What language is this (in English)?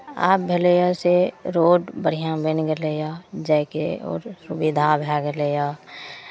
Maithili